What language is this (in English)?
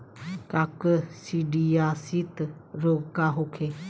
Bhojpuri